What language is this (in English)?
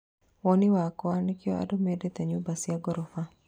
Kikuyu